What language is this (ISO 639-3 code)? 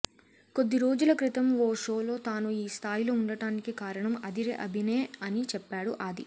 tel